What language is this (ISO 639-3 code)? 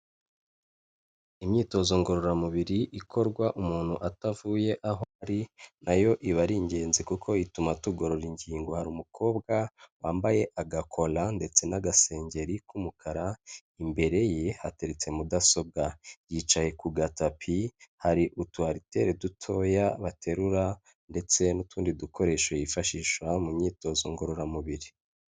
kin